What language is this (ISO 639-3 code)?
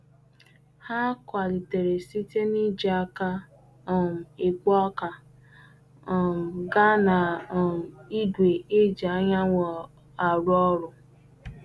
ibo